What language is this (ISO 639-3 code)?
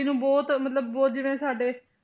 pan